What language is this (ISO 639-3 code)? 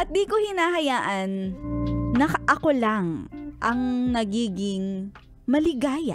fil